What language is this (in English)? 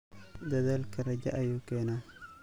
Somali